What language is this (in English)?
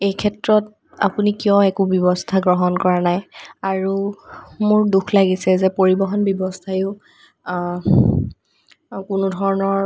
Assamese